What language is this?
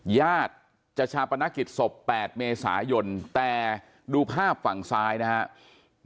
Thai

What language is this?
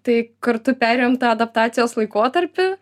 Lithuanian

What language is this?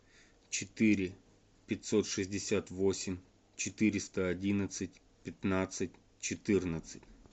Russian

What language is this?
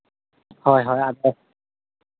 Santali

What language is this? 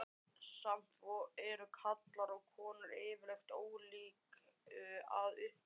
Icelandic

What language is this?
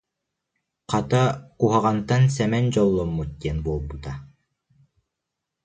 Yakut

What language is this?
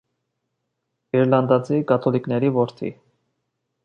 Armenian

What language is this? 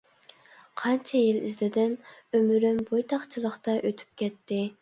Uyghur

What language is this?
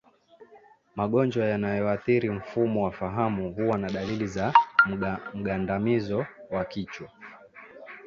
Swahili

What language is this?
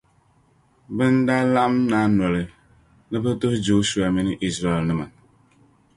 Dagbani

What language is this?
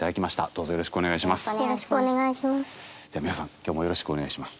Japanese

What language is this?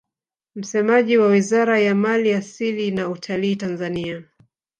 Swahili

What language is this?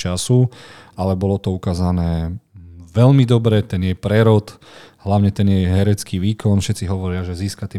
Slovak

